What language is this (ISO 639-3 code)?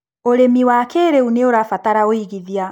kik